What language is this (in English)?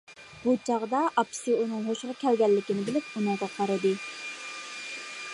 Uyghur